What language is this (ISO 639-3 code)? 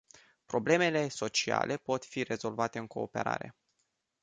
ron